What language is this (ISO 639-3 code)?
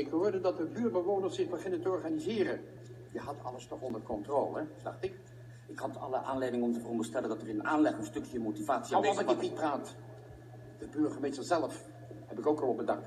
nld